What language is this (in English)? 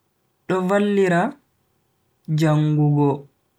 Bagirmi Fulfulde